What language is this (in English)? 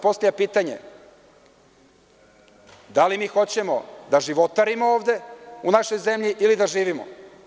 Serbian